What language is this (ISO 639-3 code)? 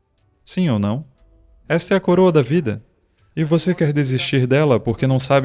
por